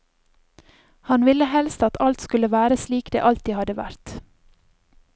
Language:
Norwegian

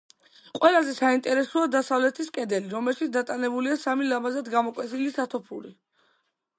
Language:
Georgian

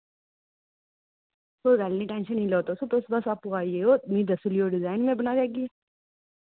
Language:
Dogri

